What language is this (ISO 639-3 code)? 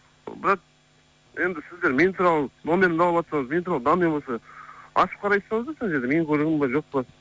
kaz